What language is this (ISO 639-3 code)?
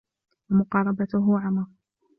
ara